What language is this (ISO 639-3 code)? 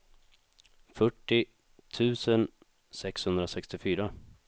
swe